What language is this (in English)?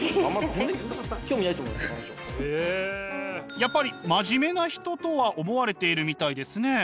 Japanese